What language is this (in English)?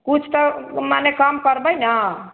Maithili